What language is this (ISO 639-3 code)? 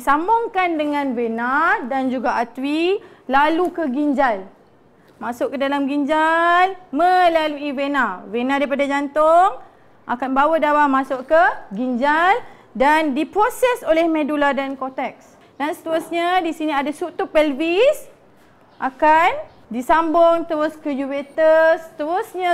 msa